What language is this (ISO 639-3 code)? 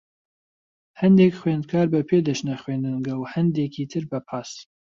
ckb